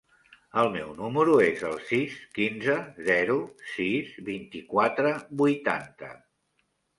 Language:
Catalan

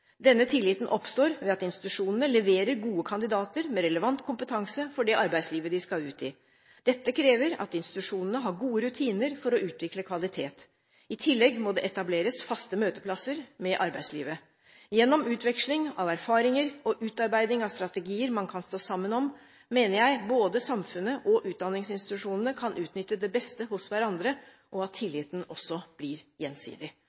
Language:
Norwegian Bokmål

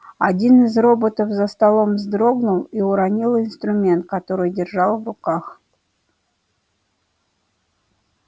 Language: Russian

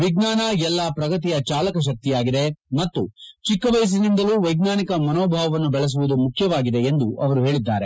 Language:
Kannada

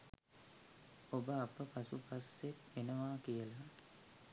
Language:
Sinhala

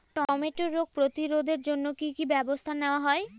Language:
Bangla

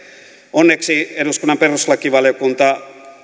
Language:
Finnish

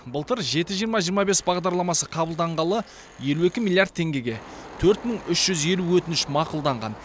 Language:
Kazakh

